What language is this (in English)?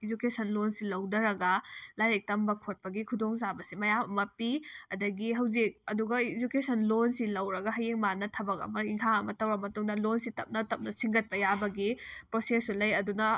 Manipuri